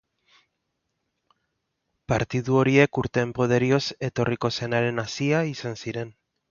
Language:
Basque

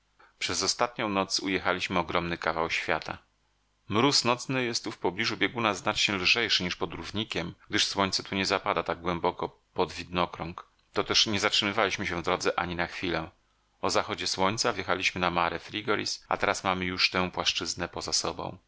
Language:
Polish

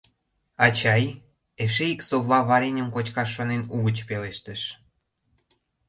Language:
Mari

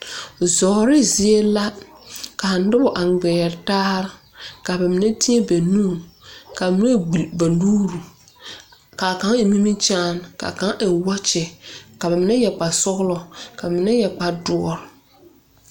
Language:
Southern Dagaare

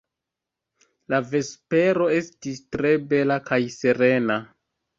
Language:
Esperanto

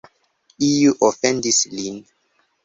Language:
Esperanto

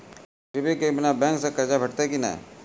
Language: Maithili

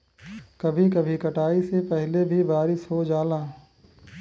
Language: Bhojpuri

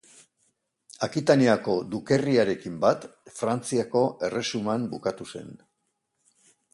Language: Basque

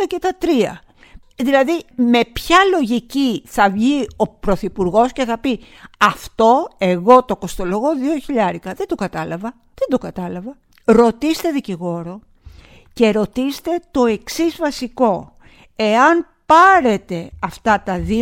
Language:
Greek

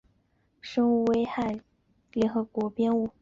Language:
Chinese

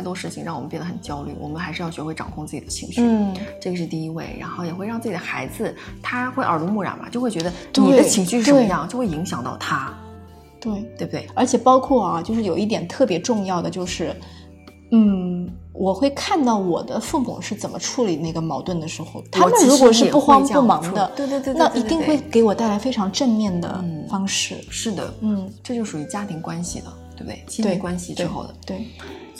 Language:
Chinese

